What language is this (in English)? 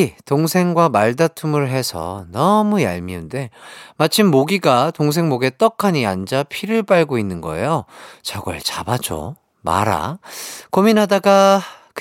Korean